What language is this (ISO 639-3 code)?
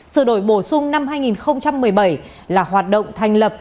vie